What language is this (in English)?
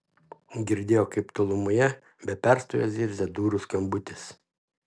Lithuanian